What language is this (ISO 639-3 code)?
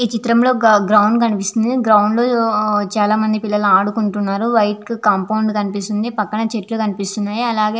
tel